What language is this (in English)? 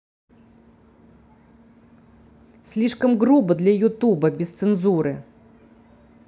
Russian